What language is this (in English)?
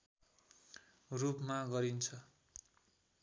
Nepali